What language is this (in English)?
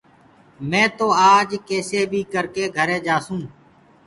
Gurgula